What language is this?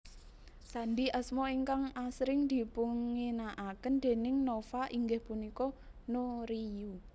Javanese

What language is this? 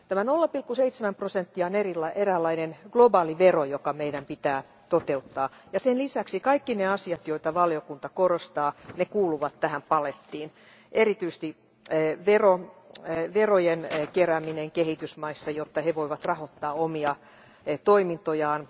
Finnish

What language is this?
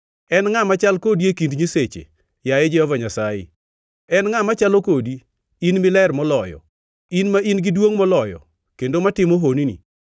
Luo (Kenya and Tanzania)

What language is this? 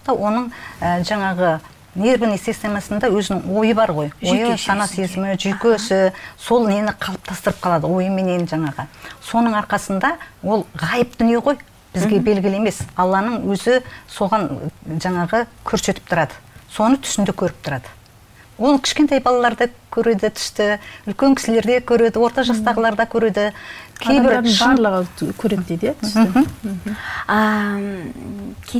Arabic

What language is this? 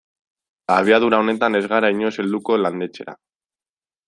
Basque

